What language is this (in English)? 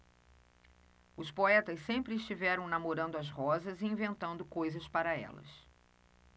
Portuguese